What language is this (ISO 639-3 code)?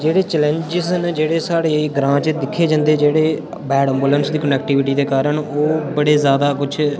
doi